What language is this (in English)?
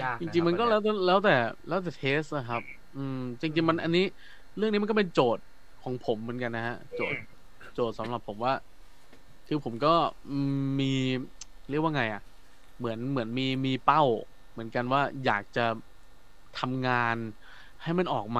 Thai